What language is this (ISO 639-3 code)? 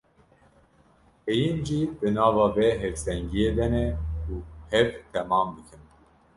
kur